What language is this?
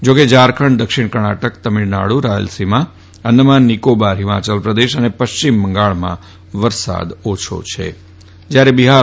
Gujarati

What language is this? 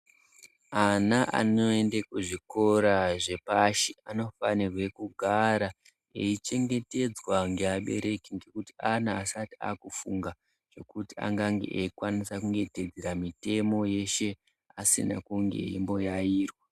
Ndau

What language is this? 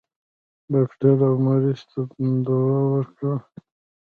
Pashto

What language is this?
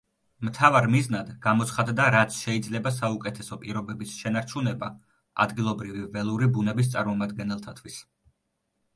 Georgian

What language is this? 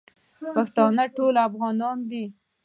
Pashto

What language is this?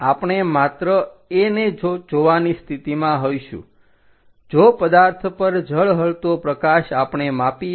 Gujarati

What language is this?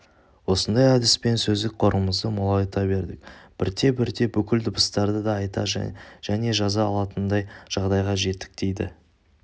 Kazakh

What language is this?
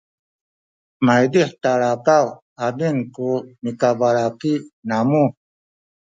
Sakizaya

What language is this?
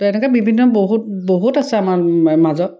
Assamese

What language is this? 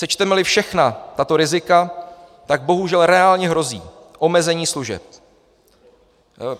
Czech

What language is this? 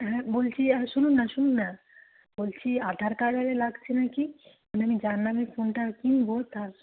Bangla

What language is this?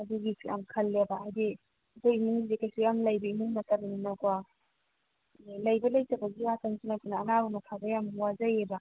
Manipuri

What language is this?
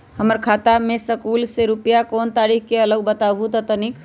Magahi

